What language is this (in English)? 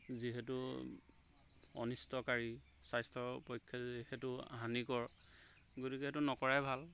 Assamese